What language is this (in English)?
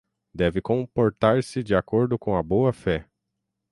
Portuguese